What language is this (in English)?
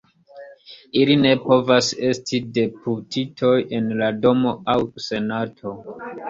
Esperanto